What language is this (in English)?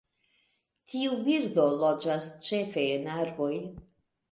Esperanto